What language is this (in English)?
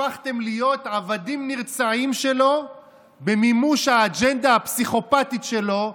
Hebrew